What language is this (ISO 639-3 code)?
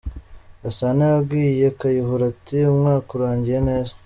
kin